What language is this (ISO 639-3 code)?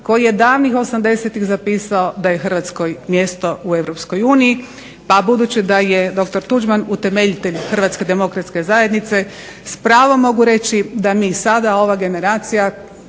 hrv